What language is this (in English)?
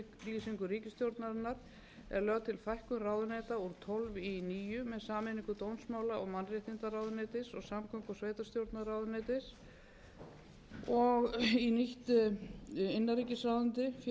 Icelandic